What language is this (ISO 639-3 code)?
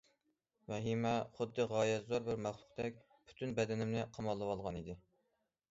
uig